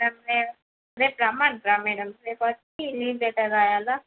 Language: Telugu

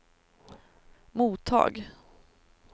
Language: Swedish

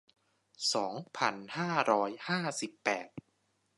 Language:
Thai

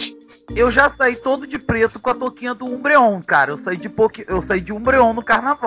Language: Portuguese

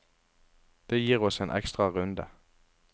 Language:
Norwegian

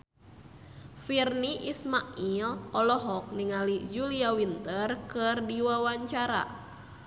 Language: Sundanese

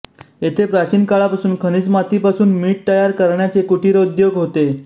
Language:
Marathi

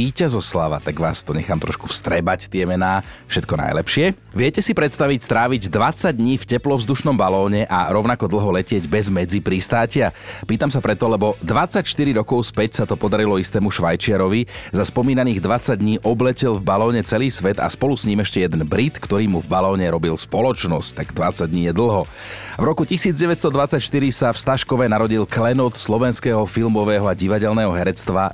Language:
Slovak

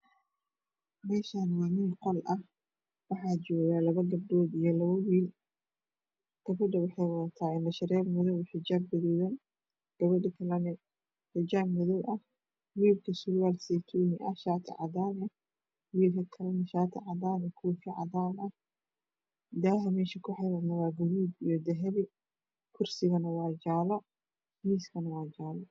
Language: Somali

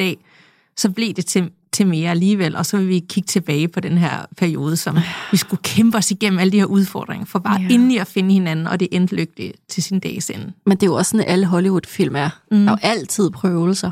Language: Danish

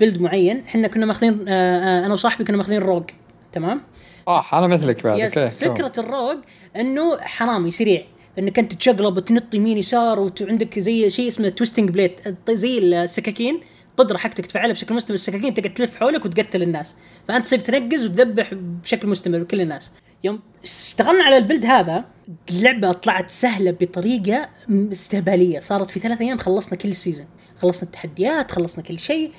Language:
Arabic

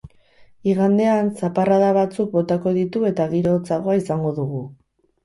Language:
Basque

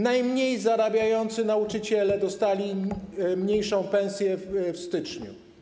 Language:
Polish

